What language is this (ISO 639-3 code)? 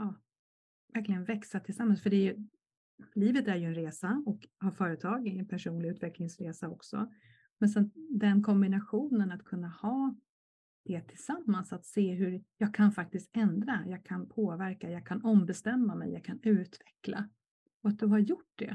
swe